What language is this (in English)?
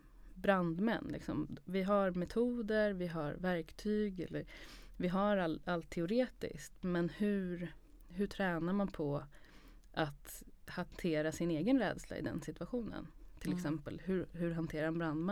Swedish